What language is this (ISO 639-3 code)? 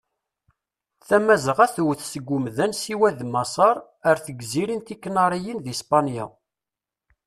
kab